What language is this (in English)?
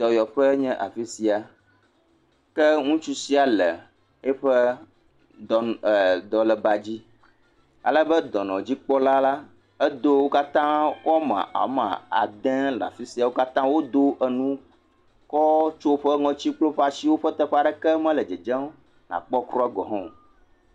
Ewe